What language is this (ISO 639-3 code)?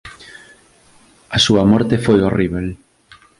glg